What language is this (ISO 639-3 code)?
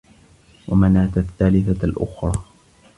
ara